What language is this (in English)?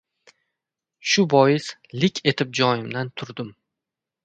Uzbek